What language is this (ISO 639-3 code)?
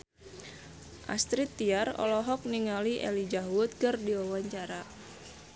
sun